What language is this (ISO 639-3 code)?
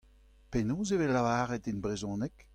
bre